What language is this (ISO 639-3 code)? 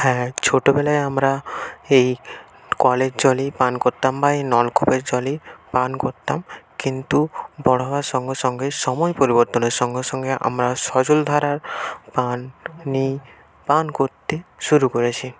ben